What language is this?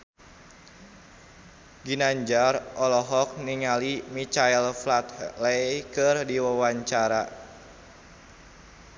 Sundanese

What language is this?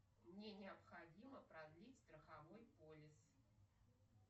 Russian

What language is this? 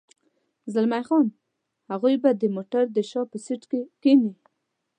Pashto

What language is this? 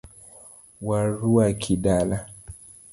Luo (Kenya and Tanzania)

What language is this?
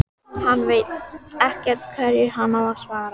Icelandic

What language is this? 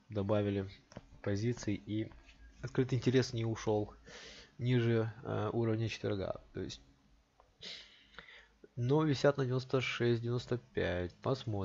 Russian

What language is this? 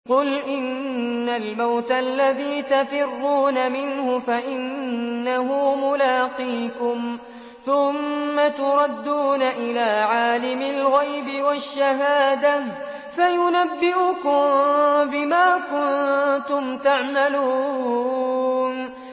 Arabic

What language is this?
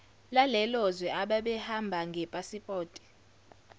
Zulu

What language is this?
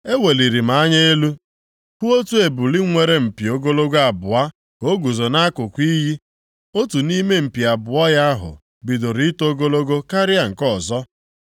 Igbo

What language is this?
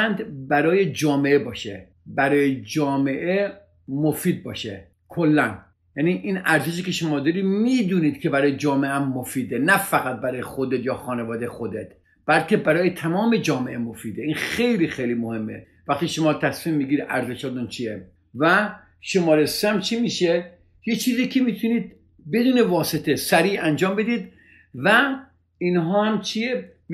Persian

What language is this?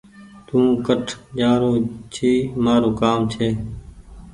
Goaria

